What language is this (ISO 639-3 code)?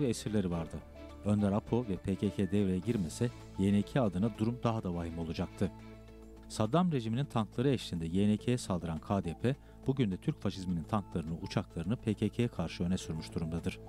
tur